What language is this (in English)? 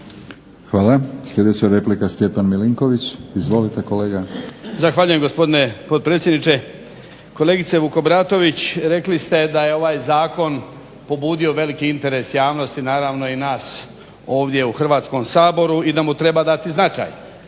Croatian